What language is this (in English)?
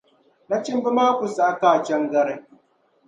Dagbani